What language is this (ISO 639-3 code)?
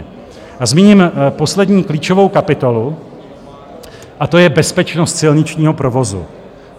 ces